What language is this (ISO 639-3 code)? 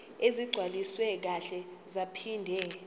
zul